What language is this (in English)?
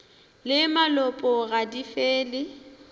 Northern Sotho